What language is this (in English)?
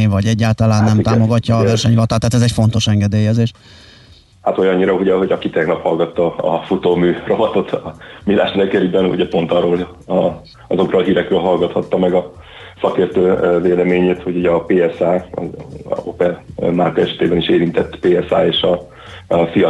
Hungarian